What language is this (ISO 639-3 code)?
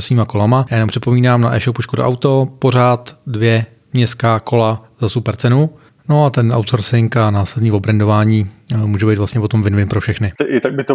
ces